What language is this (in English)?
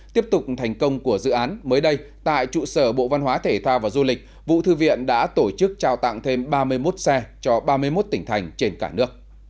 Vietnamese